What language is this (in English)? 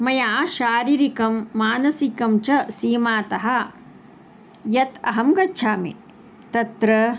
Sanskrit